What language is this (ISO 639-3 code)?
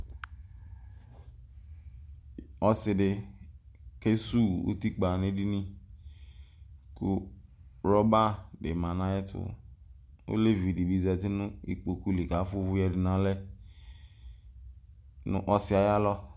kpo